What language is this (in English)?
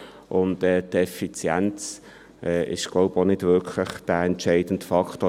Swiss German